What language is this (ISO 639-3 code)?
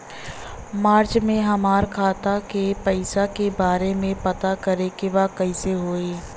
bho